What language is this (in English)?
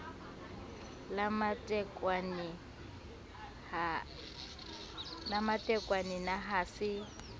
Southern Sotho